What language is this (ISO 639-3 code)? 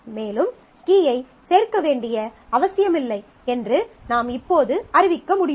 tam